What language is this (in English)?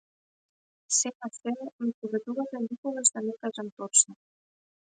Macedonian